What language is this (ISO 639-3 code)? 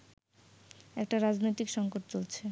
ben